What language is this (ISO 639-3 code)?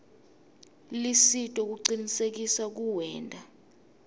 ssw